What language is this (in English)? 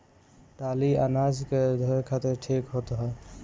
Bhojpuri